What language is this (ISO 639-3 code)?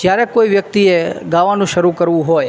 guj